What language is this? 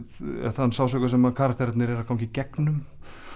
Icelandic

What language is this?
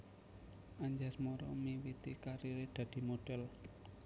Javanese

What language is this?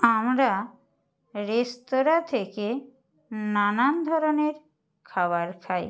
Bangla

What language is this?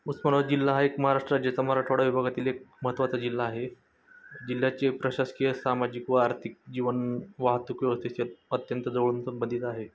Marathi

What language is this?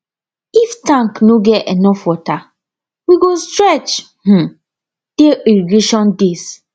Nigerian Pidgin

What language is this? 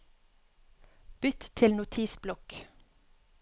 Norwegian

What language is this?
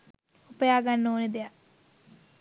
Sinhala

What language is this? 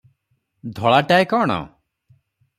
Odia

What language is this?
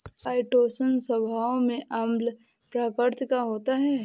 Hindi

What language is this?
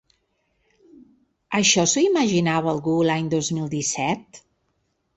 Catalan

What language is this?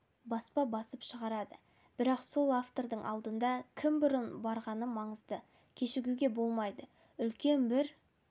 Kazakh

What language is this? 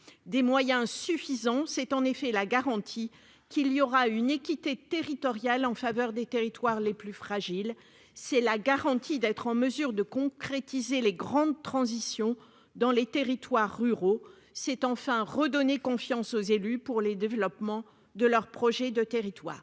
French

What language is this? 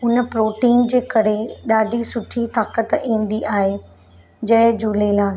Sindhi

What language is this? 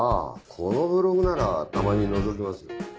Japanese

